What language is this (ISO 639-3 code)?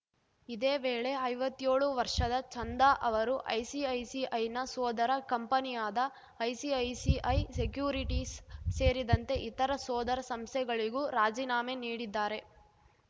kan